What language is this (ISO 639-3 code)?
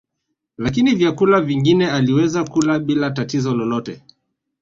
swa